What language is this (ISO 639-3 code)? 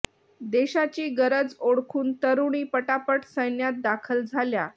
mar